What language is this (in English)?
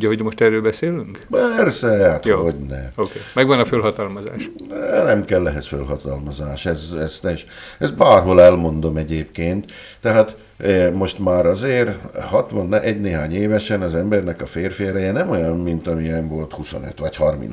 Hungarian